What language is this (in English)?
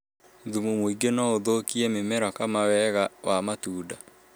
Kikuyu